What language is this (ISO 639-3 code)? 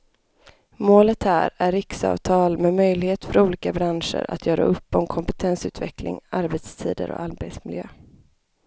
swe